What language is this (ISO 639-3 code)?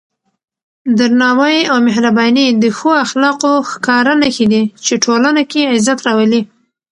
pus